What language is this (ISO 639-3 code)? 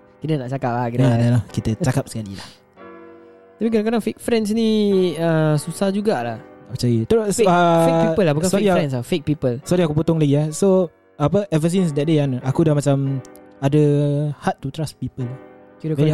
msa